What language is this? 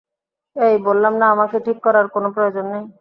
Bangla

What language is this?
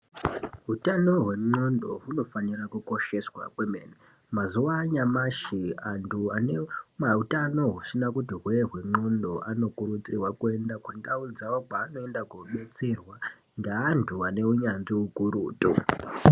Ndau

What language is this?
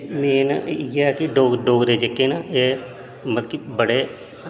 Dogri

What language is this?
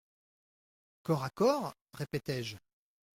French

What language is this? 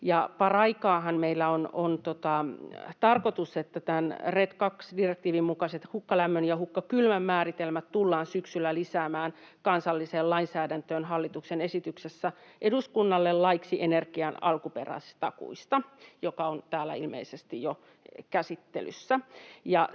Finnish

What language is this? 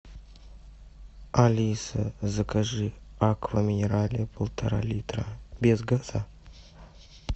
Russian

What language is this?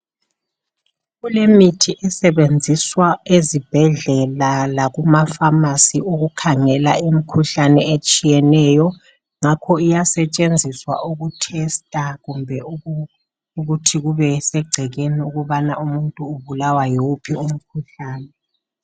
North Ndebele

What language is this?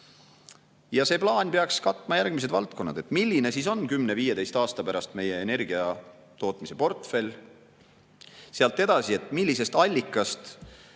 Estonian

